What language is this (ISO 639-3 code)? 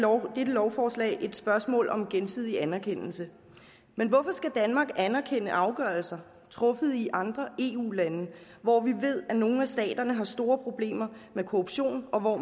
dan